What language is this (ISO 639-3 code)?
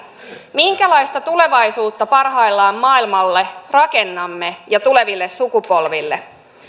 fin